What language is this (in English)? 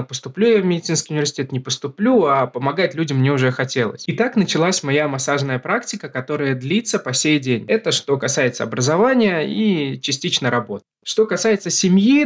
Russian